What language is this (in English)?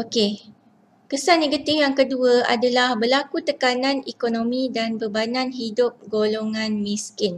Malay